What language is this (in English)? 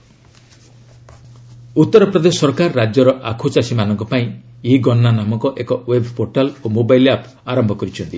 Odia